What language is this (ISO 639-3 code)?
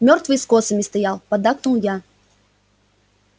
rus